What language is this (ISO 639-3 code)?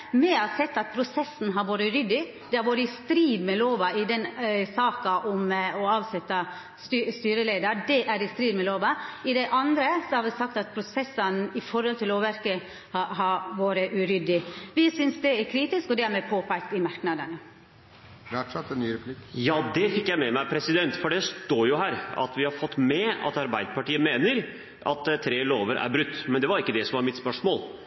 nor